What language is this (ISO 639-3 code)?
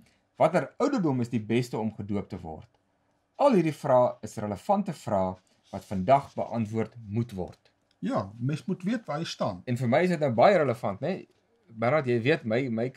nld